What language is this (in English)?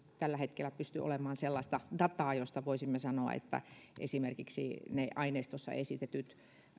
Finnish